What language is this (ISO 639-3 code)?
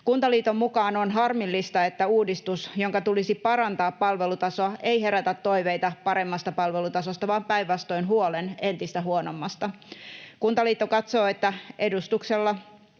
fin